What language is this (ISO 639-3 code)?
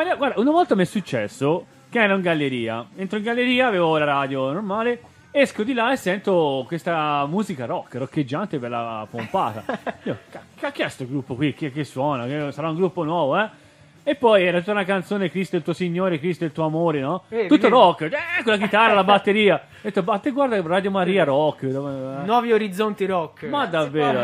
ita